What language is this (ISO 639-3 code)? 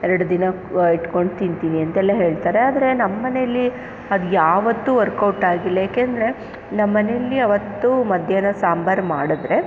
kan